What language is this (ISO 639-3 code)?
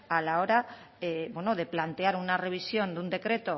spa